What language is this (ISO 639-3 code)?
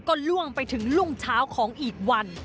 tha